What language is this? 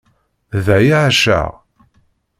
Kabyle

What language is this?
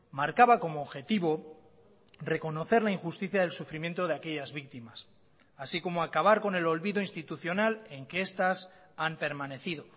Spanish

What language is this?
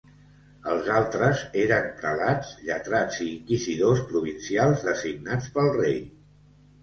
Catalan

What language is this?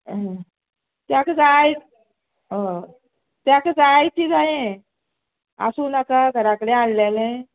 Konkani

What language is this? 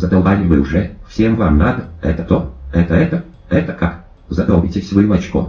Russian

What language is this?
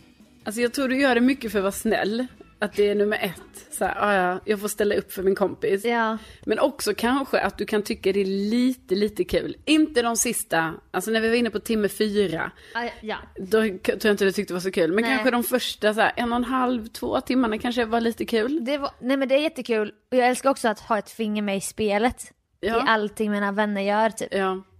Swedish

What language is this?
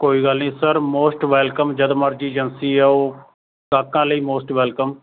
Punjabi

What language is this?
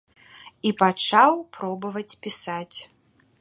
Belarusian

